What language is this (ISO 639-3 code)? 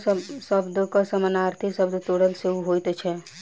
mai